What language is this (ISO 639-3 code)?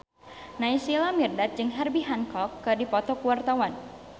sun